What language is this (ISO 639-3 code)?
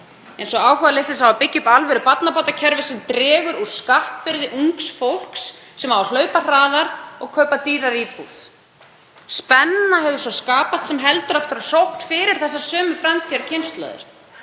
isl